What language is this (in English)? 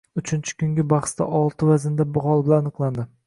Uzbek